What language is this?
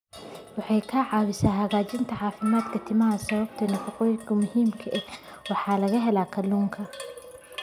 Somali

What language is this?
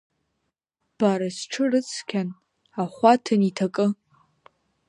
Abkhazian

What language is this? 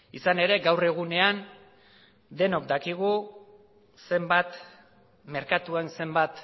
Basque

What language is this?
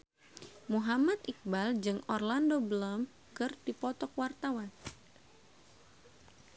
Sundanese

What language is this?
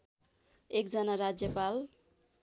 Nepali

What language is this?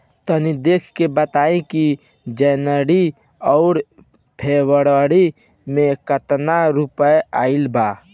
Bhojpuri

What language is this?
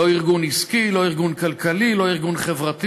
Hebrew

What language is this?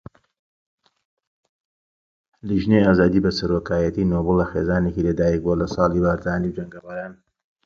Central Kurdish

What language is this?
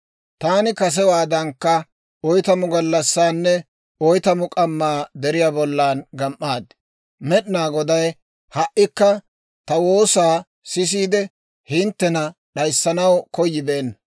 Dawro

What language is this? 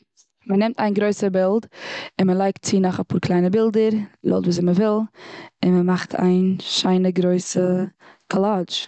Yiddish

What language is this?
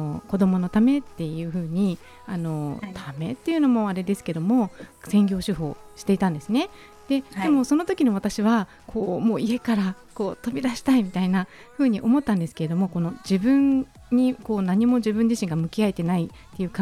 Japanese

